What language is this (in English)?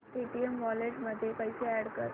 Marathi